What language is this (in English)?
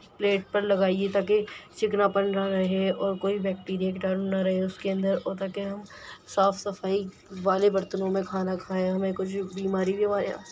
Urdu